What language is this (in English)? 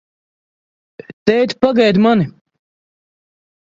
Latvian